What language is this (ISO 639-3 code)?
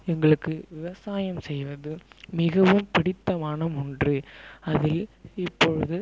tam